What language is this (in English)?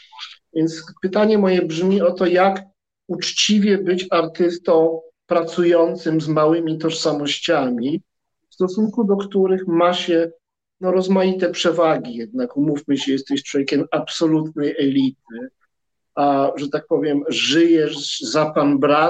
Polish